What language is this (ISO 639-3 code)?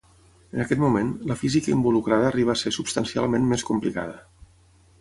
cat